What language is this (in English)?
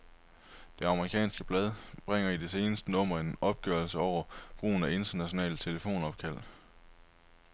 Danish